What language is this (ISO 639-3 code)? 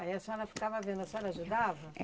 por